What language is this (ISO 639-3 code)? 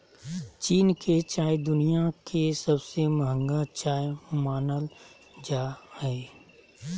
mag